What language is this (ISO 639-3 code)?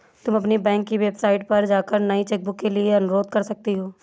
hin